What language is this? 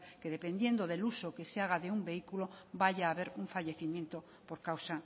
Spanish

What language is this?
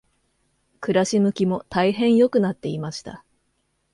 Japanese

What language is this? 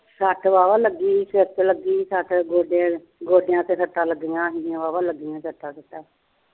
Punjabi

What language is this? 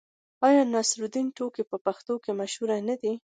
Pashto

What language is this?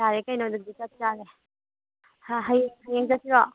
Manipuri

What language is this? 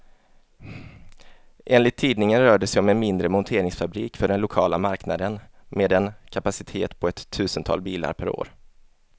Swedish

